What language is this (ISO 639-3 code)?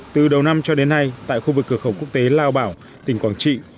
vie